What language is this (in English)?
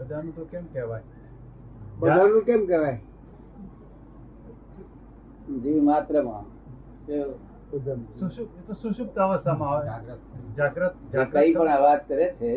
Gujarati